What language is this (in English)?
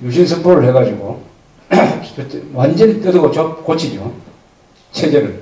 Korean